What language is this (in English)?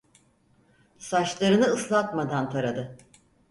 Turkish